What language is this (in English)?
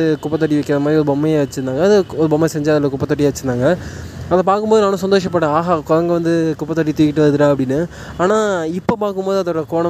Tamil